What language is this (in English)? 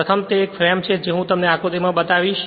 Gujarati